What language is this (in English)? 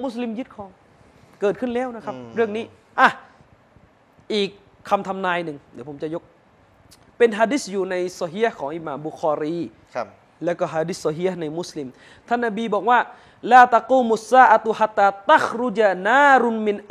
Thai